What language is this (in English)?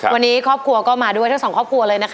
Thai